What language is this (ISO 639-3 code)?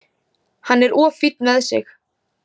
isl